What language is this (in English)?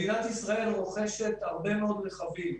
Hebrew